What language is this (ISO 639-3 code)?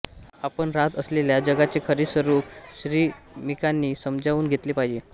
mar